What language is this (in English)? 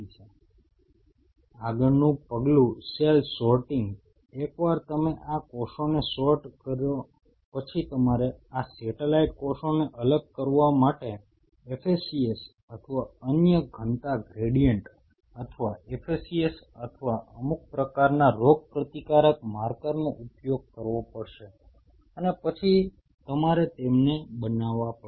Gujarati